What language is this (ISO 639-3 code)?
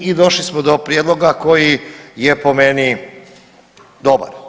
hrv